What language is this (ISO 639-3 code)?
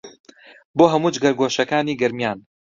ckb